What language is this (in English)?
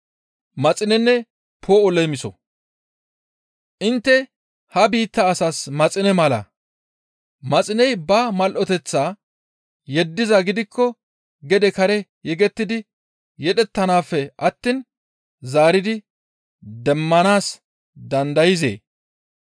Gamo